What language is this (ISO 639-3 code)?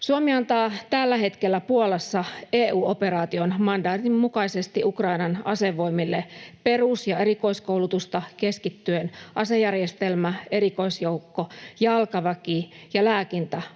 fin